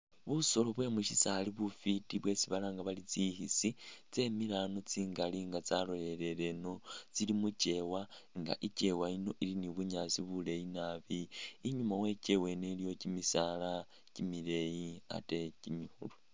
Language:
Masaaba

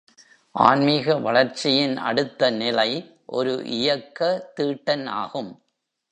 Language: Tamil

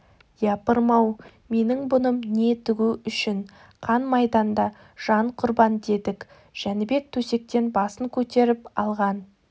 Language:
Kazakh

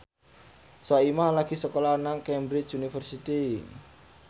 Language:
Javanese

